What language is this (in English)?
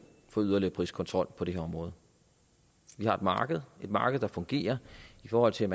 Danish